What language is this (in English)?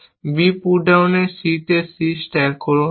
Bangla